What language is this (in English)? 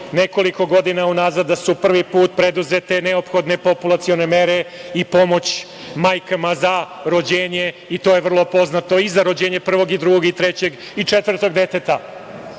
Serbian